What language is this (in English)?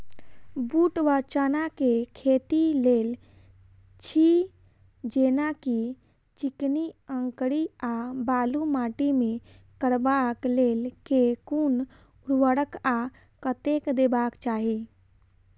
Maithili